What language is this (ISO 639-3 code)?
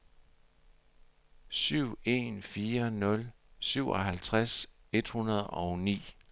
dan